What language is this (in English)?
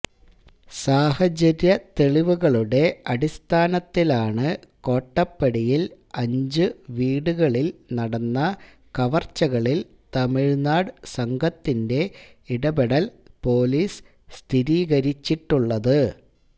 Malayalam